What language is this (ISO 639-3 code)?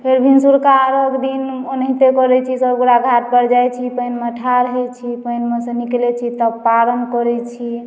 mai